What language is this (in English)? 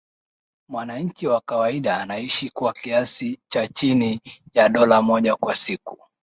Swahili